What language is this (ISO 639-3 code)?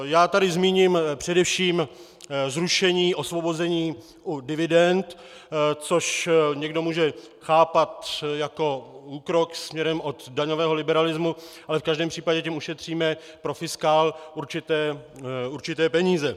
ces